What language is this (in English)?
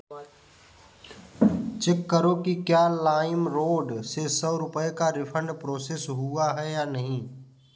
Hindi